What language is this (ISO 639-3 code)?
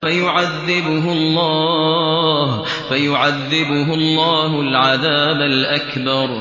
ara